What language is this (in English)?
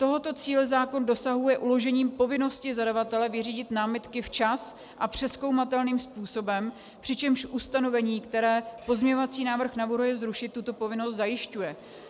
Czech